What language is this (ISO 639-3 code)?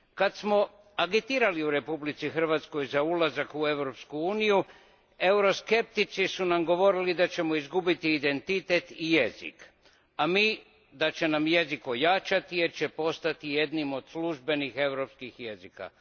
hrv